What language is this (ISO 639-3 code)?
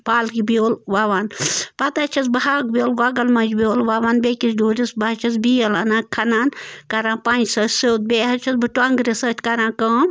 kas